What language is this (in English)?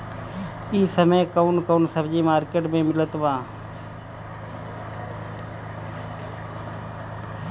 Bhojpuri